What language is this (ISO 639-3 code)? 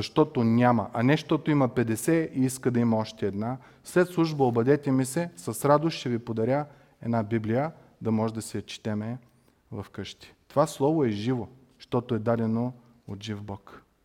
bul